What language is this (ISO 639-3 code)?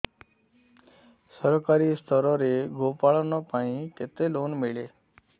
ori